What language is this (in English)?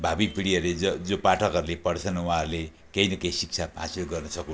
Nepali